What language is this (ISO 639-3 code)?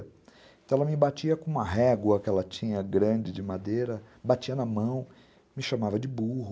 por